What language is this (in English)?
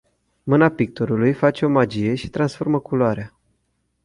Romanian